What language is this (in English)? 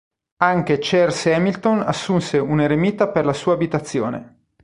Italian